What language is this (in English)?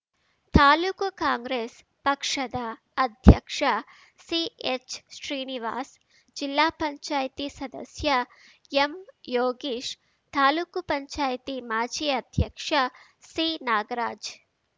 Kannada